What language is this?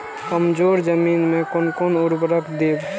Maithili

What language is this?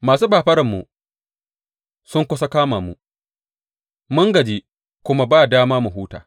Hausa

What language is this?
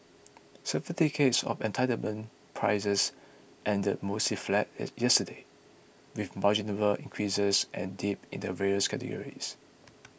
English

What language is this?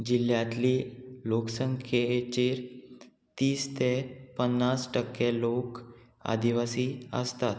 Konkani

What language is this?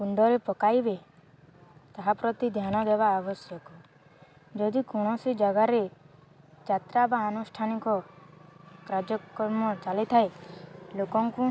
Odia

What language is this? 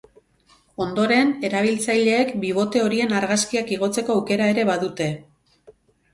Basque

